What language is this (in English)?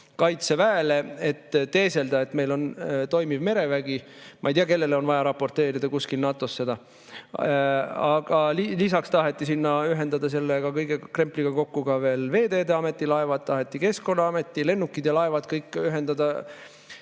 Estonian